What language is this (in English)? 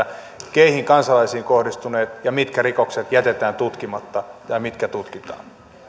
Finnish